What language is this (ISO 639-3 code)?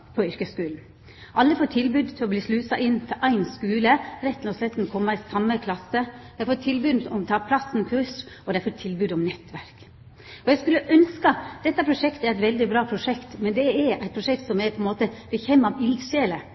nno